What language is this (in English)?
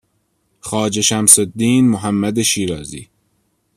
Persian